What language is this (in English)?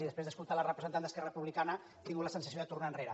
Catalan